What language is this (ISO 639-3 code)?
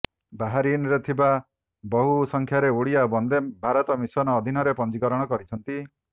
ori